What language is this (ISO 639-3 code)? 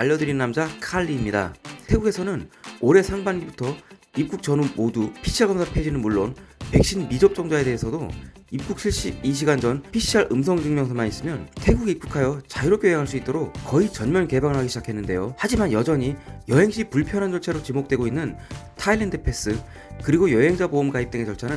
kor